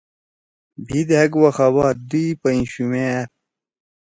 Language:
Torwali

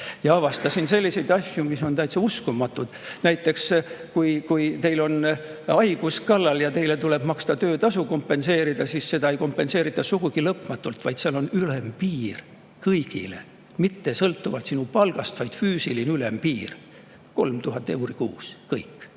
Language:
Estonian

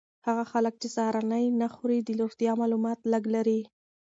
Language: Pashto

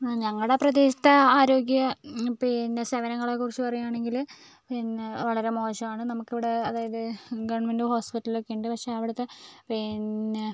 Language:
Malayalam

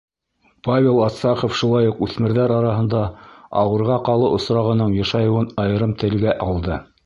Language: Bashkir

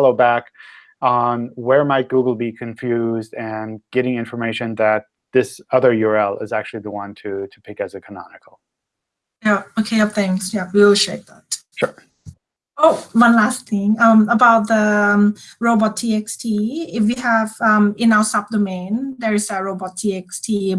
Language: English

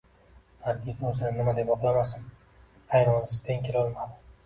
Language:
Uzbek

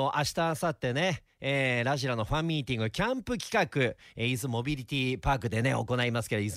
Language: Japanese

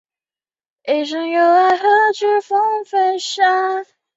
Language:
Chinese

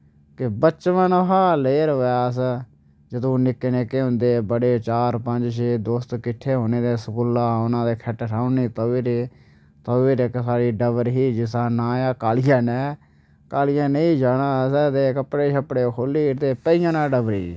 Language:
Dogri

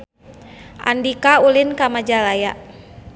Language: Sundanese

